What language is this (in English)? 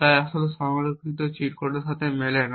Bangla